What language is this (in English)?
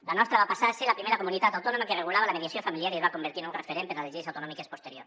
Catalan